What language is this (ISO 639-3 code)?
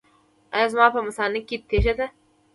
pus